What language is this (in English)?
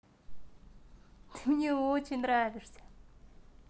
Russian